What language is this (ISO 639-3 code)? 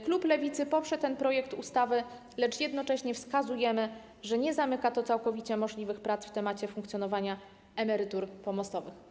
pol